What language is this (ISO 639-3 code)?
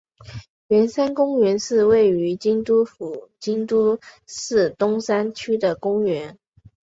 zho